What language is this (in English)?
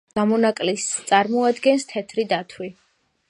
Georgian